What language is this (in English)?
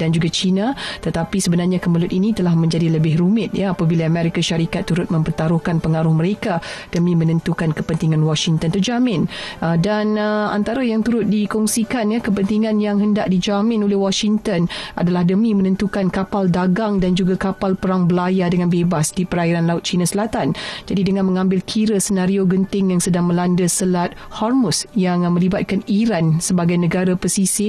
Malay